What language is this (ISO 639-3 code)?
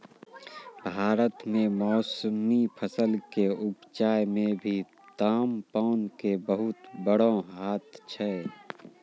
mai